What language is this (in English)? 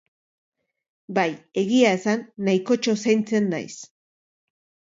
Basque